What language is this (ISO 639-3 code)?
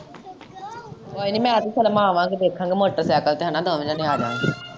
pan